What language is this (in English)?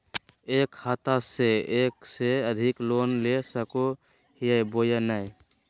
Magahi